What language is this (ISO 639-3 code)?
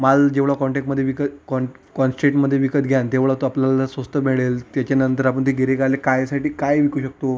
mar